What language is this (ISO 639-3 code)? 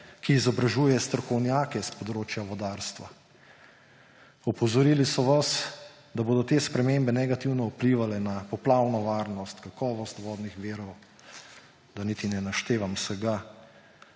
slv